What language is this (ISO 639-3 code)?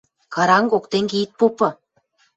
mrj